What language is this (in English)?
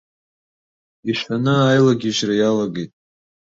Abkhazian